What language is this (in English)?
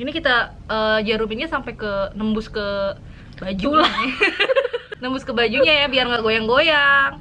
Indonesian